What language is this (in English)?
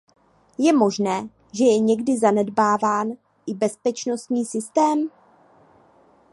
Czech